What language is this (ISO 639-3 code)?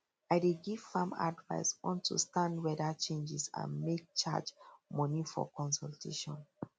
pcm